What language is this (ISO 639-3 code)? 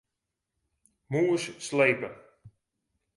fry